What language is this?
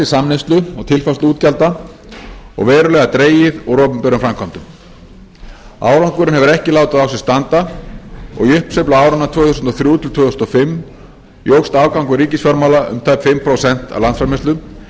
Icelandic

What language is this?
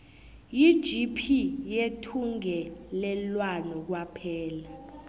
South Ndebele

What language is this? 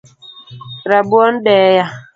Luo (Kenya and Tanzania)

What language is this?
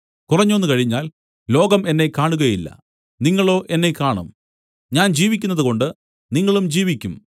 Malayalam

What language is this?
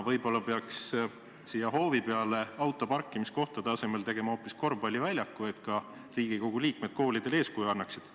Estonian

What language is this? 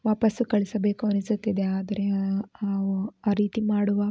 Kannada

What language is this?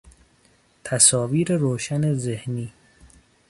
Persian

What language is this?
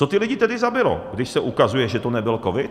Czech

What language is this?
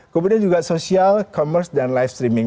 Indonesian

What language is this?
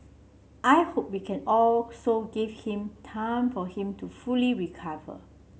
English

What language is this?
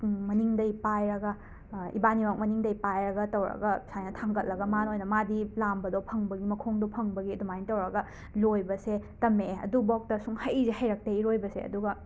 Manipuri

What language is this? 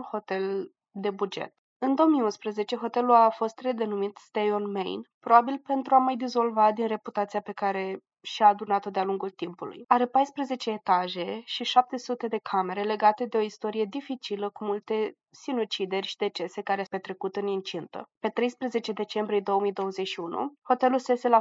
Romanian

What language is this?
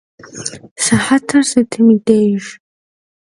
Kabardian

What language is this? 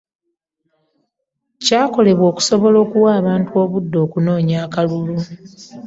Ganda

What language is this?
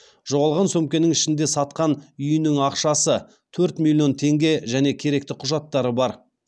Kazakh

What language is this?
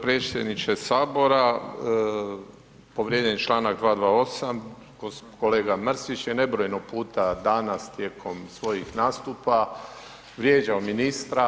Croatian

